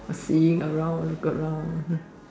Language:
English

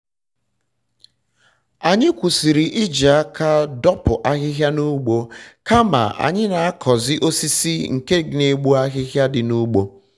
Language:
Igbo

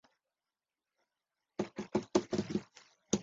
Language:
Chinese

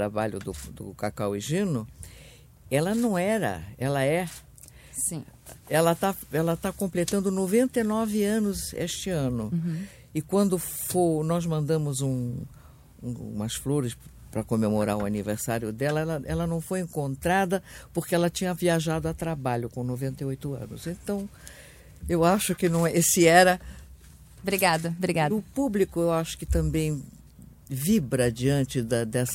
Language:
Portuguese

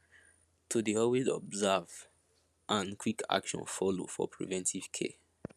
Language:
Nigerian Pidgin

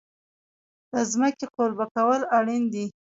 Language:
Pashto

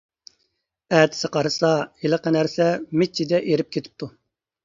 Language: Uyghur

